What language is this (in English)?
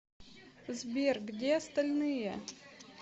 Russian